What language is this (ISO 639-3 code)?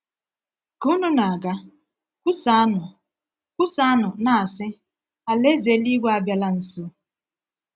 ibo